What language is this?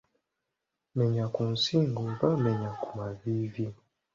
Ganda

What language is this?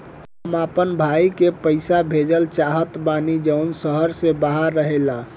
Bhojpuri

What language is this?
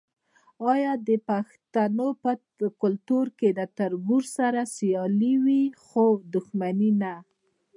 Pashto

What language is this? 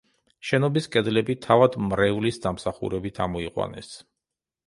Georgian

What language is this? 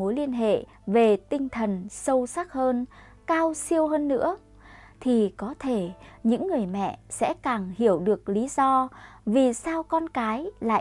Vietnamese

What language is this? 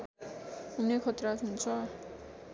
Nepali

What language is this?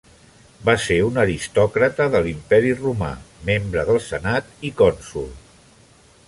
Catalan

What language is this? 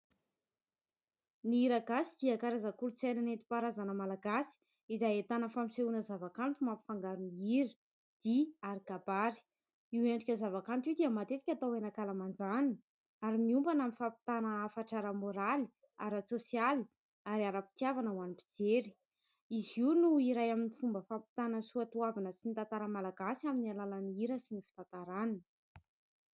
Malagasy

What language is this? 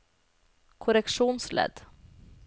Norwegian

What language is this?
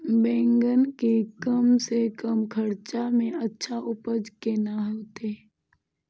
Maithili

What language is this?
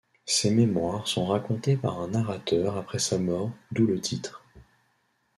French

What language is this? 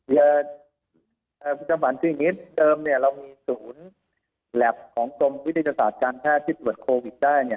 Thai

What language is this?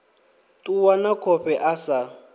Venda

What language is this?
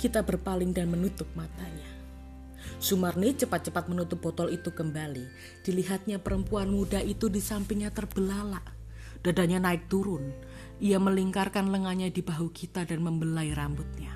Indonesian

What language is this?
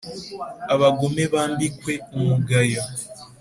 Kinyarwanda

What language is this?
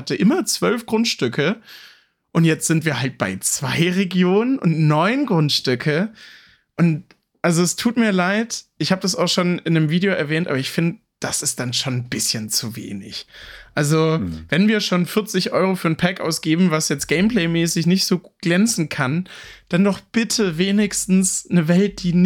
German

